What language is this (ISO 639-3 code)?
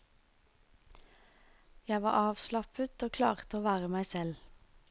nor